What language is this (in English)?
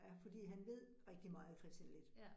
Danish